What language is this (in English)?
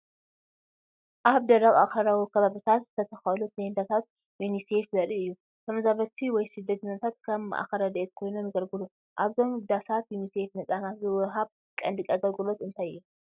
Tigrinya